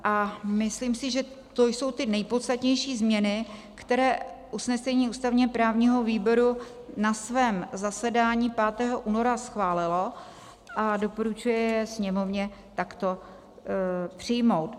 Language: Czech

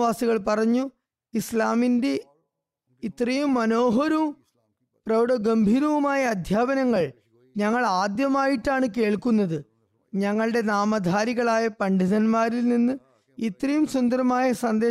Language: Malayalam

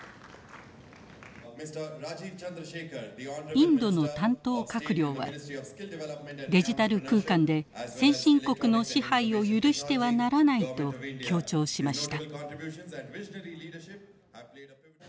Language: Japanese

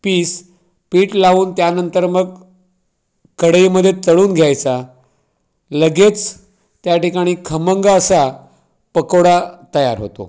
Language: Marathi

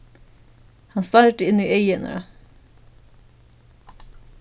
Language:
Faroese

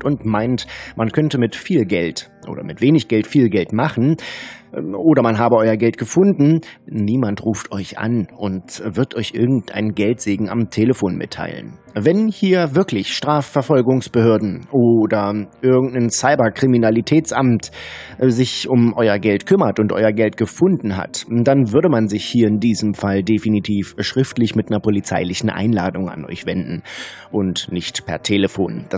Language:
German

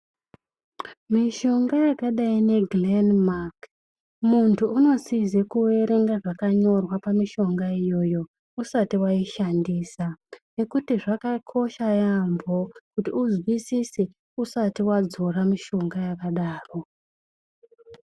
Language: Ndau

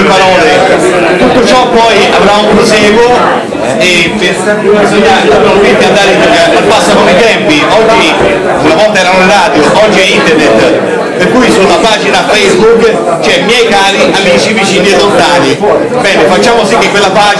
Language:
Italian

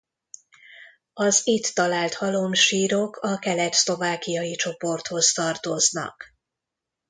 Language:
Hungarian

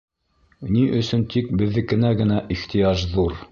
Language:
Bashkir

